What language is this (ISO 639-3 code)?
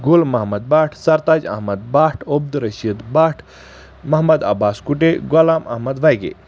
kas